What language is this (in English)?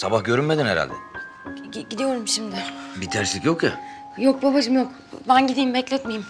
Turkish